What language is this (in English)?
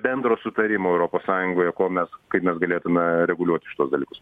Lithuanian